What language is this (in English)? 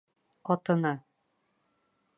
Bashkir